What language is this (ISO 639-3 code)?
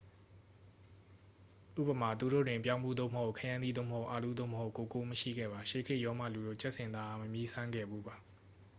mya